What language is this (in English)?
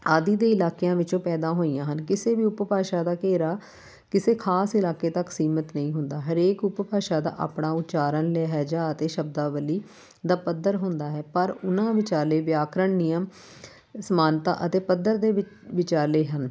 Punjabi